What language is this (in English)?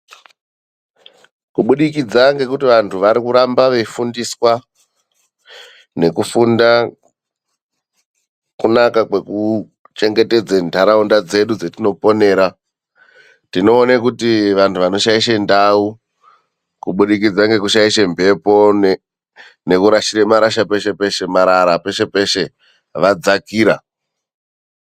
Ndau